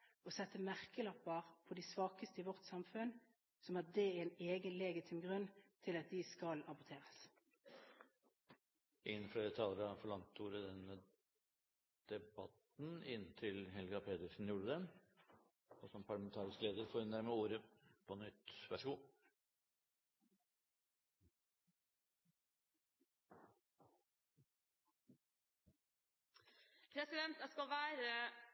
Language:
Norwegian Bokmål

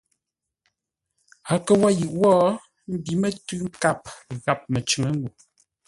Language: Ngombale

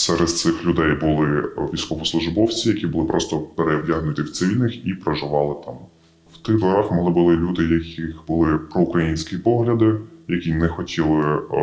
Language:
Ukrainian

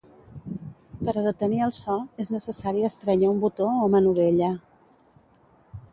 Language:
Catalan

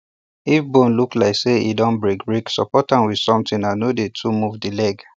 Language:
Nigerian Pidgin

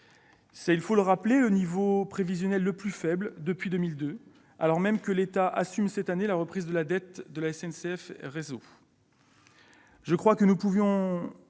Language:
French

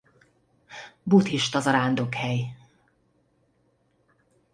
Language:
Hungarian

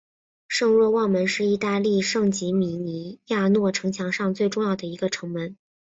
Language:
Chinese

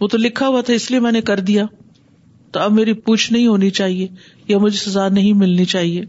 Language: Urdu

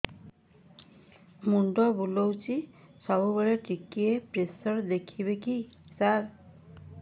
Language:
Odia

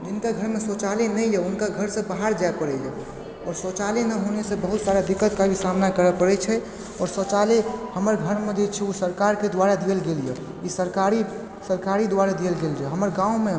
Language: Maithili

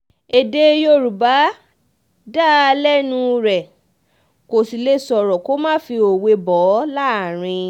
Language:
Yoruba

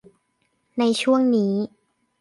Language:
Thai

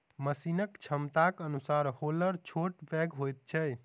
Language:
Maithili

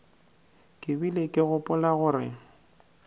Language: Northern Sotho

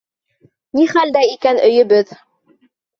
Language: Bashkir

